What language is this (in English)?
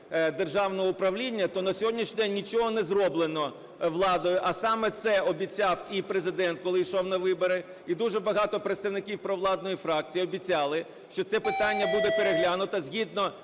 Ukrainian